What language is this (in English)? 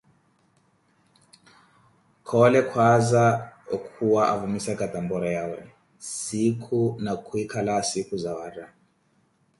Koti